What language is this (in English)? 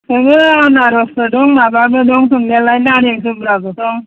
Bodo